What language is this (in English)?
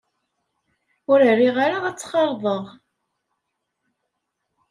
Kabyle